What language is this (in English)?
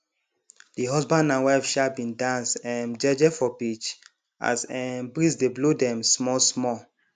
Nigerian Pidgin